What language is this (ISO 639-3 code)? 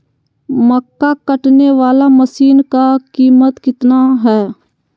mag